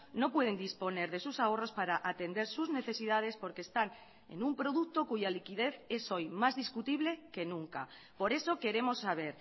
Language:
Spanish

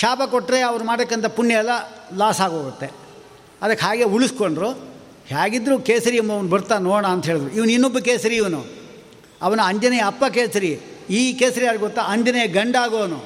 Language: Kannada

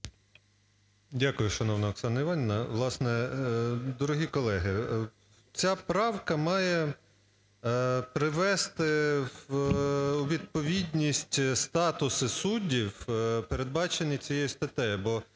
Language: Ukrainian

